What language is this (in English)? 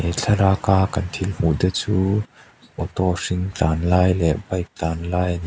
Mizo